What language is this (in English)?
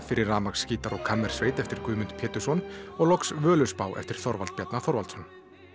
Icelandic